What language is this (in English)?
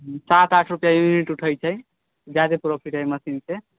Maithili